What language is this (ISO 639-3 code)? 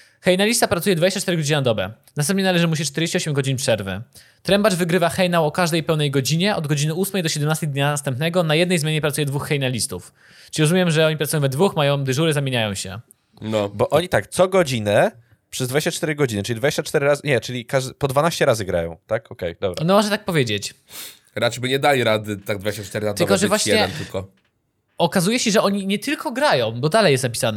pol